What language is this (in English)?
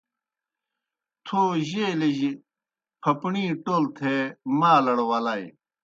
Kohistani Shina